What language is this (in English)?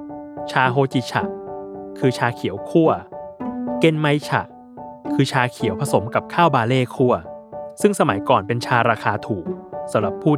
Thai